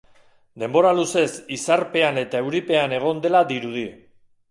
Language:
Basque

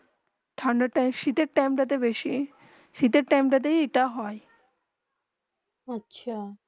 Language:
Bangla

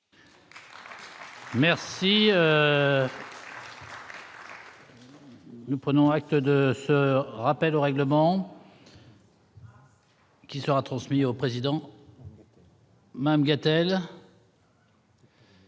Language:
French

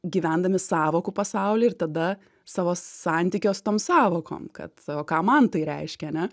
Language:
Lithuanian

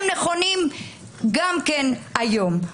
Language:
Hebrew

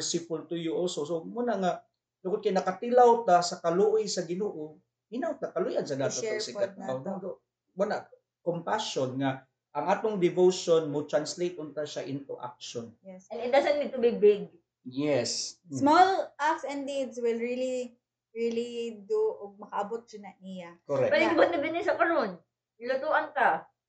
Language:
Filipino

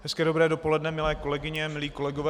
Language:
Czech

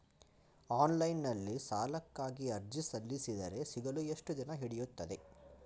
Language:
Kannada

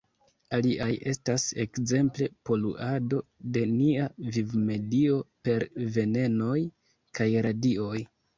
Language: Esperanto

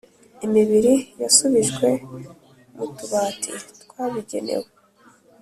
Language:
Kinyarwanda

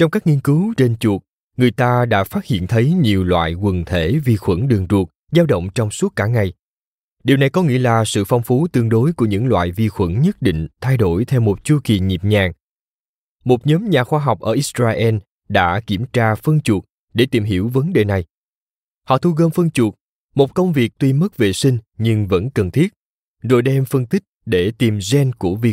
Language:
Vietnamese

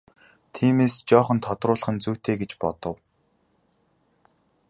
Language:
Mongolian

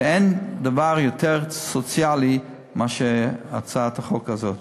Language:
Hebrew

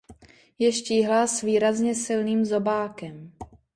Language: Czech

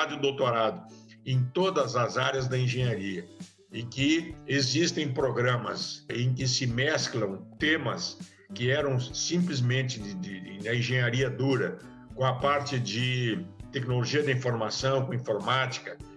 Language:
Portuguese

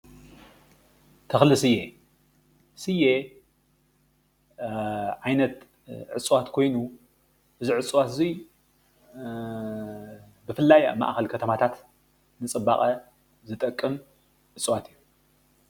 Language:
Tigrinya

